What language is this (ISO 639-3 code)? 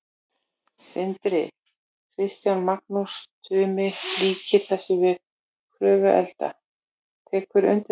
isl